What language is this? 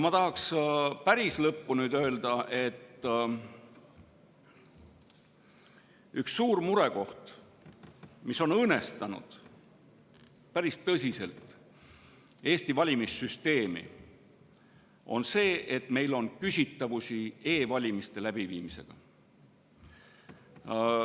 Estonian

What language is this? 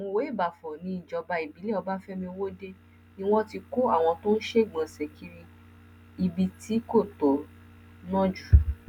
Yoruba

